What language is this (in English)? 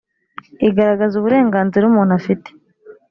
Kinyarwanda